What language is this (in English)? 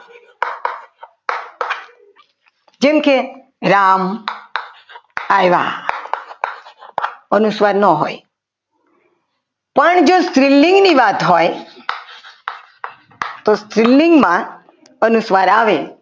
Gujarati